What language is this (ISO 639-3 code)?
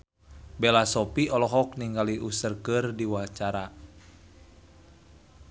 sun